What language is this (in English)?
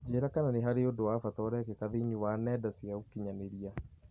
Kikuyu